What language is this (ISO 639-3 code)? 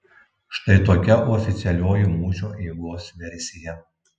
lit